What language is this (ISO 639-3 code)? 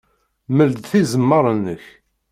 kab